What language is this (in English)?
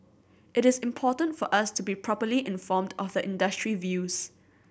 English